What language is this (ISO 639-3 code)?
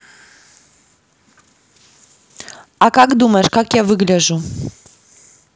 rus